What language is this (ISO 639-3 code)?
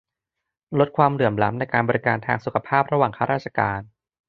tha